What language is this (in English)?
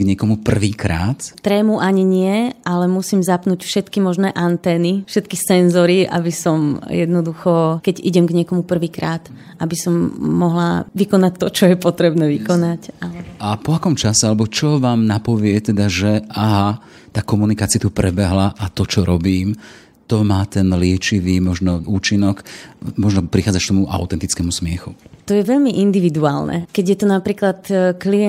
Slovak